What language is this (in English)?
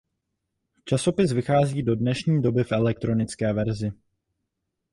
Czech